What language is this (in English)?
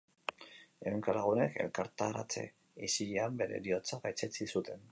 Basque